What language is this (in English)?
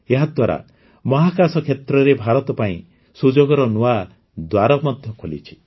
Odia